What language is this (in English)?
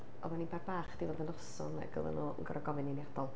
Welsh